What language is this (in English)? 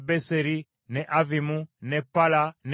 Ganda